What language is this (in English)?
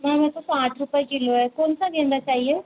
Hindi